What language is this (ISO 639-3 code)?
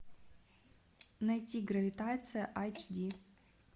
rus